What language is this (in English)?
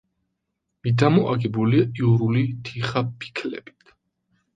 Georgian